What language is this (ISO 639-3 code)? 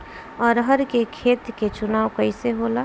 bho